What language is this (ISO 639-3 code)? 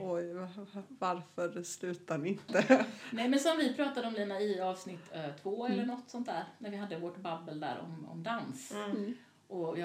swe